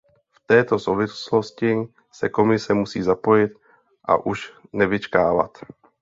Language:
Czech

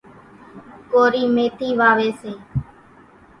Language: Kachi Koli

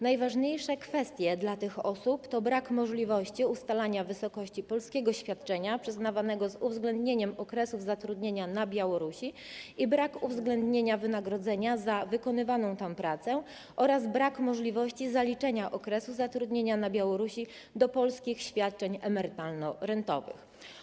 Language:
Polish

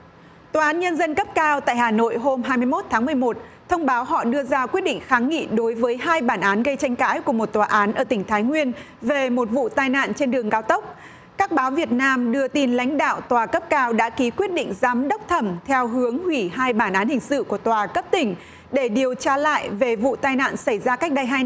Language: Vietnamese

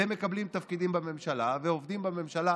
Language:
Hebrew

